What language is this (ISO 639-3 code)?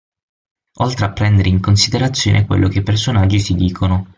ita